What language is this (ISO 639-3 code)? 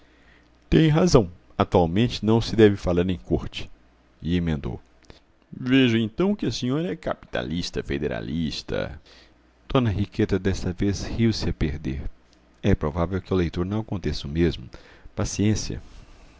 por